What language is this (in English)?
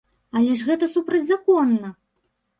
Belarusian